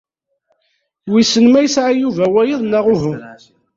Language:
Kabyle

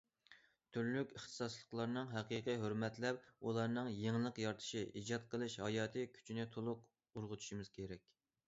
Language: Uyghur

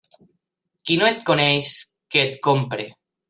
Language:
Catalan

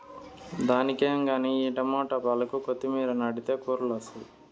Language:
Telugu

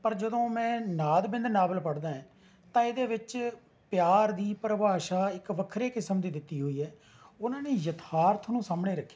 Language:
Punjabi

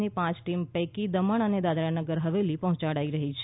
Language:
Gujarati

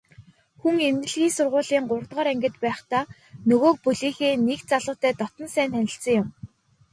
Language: Mongolian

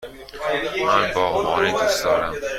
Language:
Persian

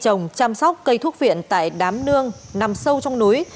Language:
Vietnamese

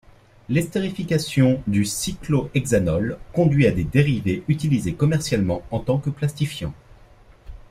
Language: French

